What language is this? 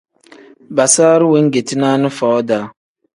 Tem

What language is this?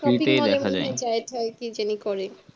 Bangla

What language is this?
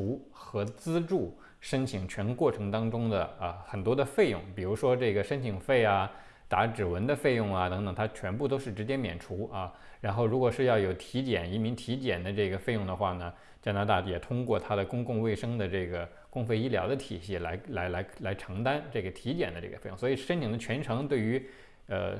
Chinese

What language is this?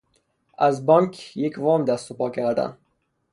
Persian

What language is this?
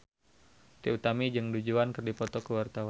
Sundanese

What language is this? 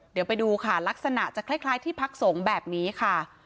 Thai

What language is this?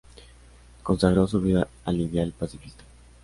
Spanish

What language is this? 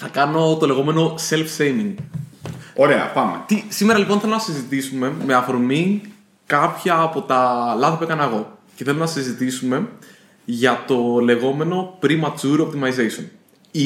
Greek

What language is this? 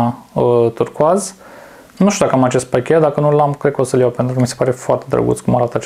Romanian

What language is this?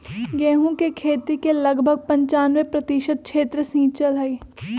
Magahi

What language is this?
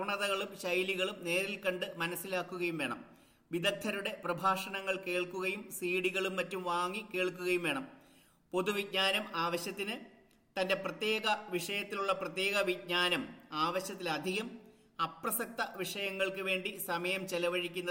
Malayalam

